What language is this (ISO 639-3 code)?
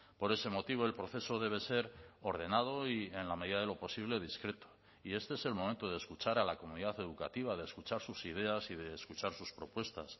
spa